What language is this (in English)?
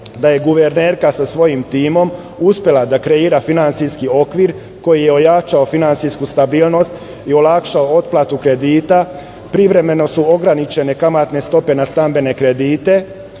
Serbian